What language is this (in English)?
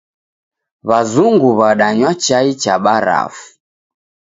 Taita